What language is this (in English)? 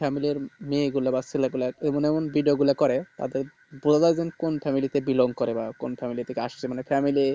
Bangla